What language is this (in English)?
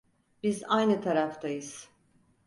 Turkish